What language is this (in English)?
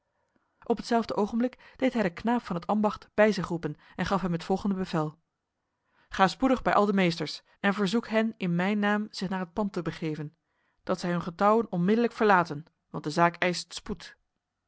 Dutch